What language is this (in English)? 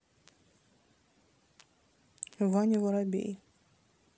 Russian